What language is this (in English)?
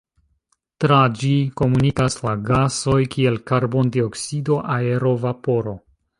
Esperanto